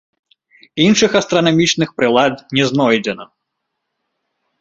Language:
Belarusian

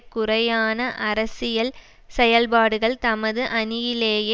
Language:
Tamil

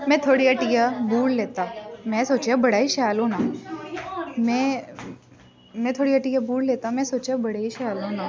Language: Dogri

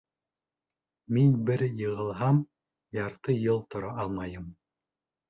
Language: Bashkir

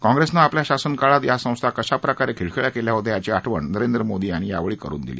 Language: Marathi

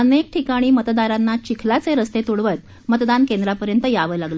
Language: Marathi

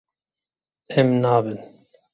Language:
Kurdish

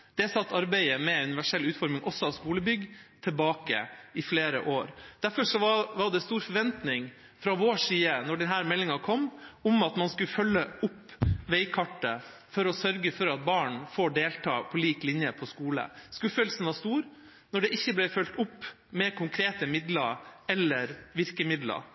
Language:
Norwegian Bokmål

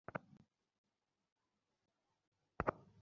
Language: Bangla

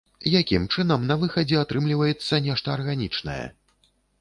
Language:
Belarusian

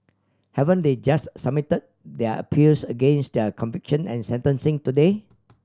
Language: English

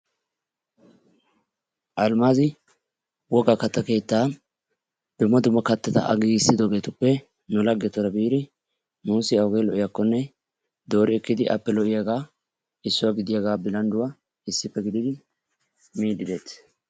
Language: Wolaytta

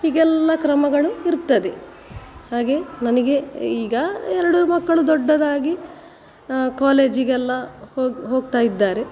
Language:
Kannada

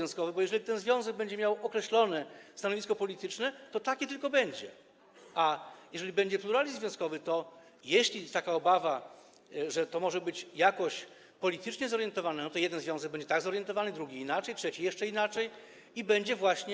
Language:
Polish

